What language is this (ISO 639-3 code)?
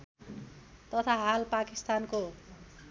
nep